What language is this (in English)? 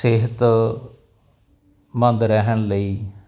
Punjabi